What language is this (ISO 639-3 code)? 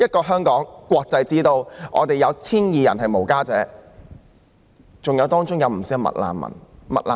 yue